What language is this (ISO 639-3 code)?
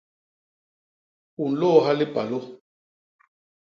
bas